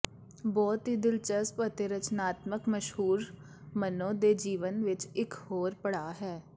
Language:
Punjabi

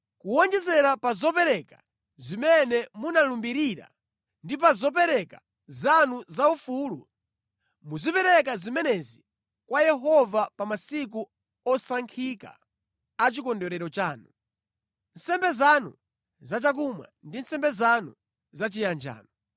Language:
Nyanja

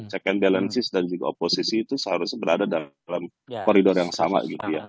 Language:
Indonesian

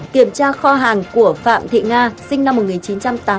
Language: Vietnamese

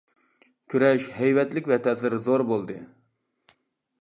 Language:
Uyghur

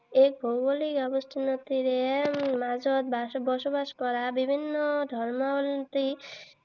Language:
Assamese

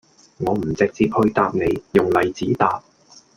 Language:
Cantonese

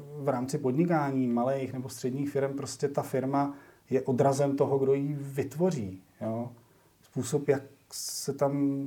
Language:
Czech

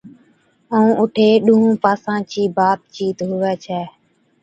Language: Od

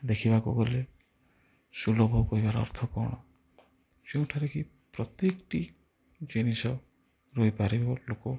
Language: Odia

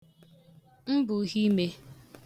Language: Igbo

